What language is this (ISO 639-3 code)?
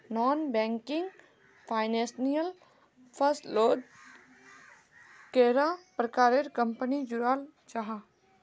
mag